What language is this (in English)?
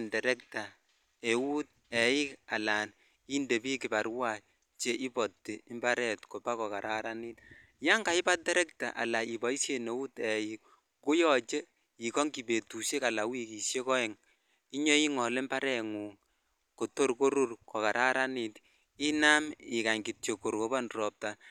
Kalenjin